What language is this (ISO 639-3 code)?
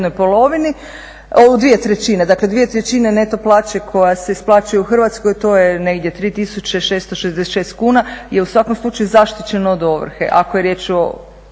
hrv